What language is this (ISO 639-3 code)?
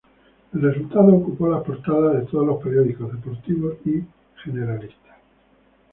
spa